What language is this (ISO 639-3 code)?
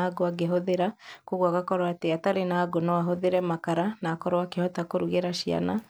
kik